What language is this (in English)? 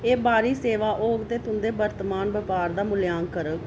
Dogri